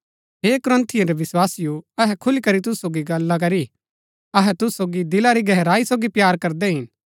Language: Gaddi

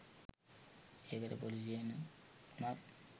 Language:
Sinhala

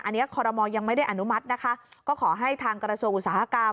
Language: Thai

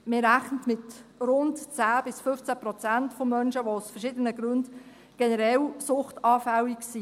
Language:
Swiss German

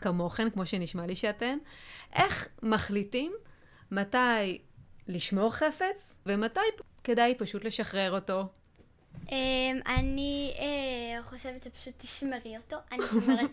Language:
Hebrew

